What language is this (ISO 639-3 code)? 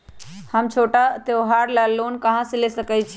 mag